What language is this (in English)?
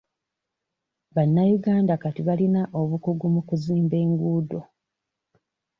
Ganda